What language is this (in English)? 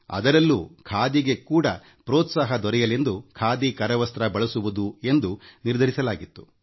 Kannada